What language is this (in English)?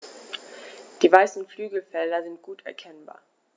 German